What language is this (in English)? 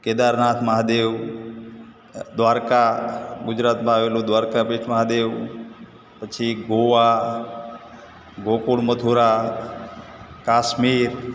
Gujarati